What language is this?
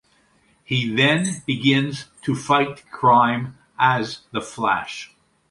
English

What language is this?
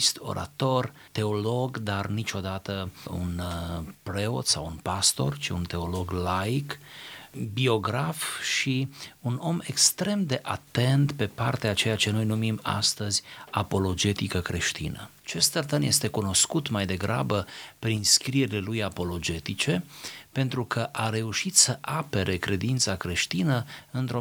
Romanian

